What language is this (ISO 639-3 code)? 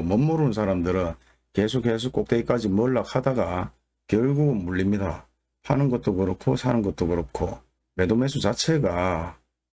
kor